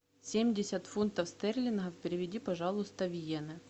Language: Russian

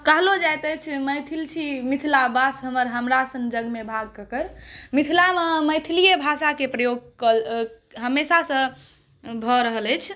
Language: Maithili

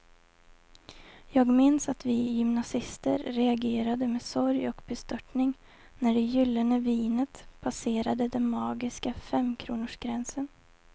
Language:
Swedish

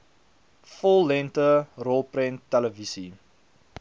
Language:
Afrikaans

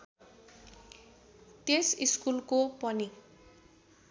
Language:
Nepali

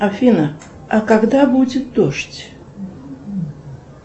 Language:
Russian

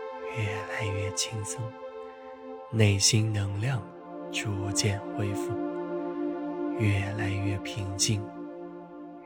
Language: Chinese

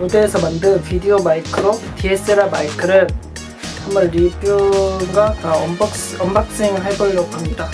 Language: Korean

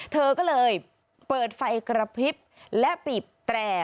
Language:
Thai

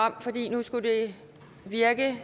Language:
Danish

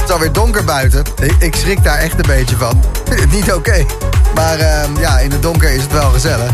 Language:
Dutch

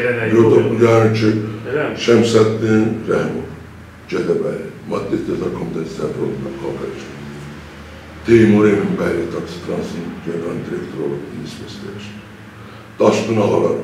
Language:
Turkish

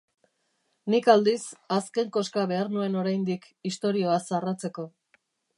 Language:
Basque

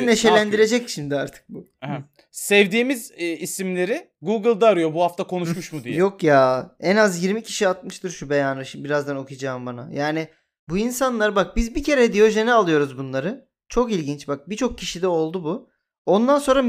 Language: Turkish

